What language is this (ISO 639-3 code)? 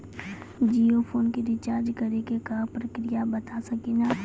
mai